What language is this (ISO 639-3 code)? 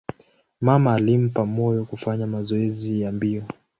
swa